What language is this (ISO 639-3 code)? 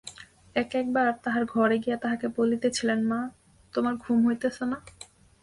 ben